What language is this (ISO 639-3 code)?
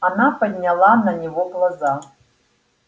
rus